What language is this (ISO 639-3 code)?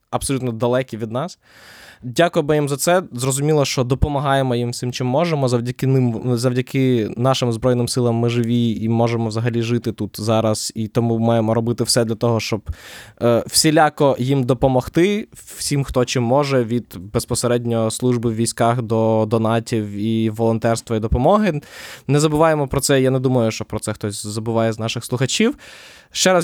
ukr